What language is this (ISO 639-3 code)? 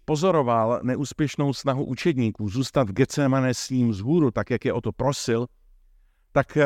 ces